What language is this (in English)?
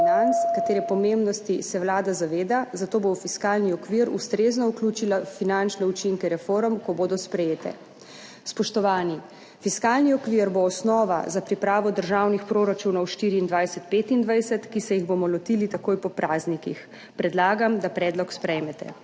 Slovenian